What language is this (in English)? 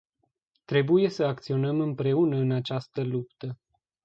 Romanian